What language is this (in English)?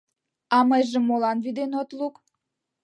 Mari